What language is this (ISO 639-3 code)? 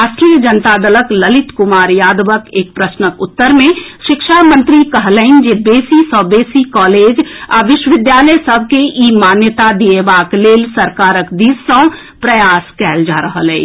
mai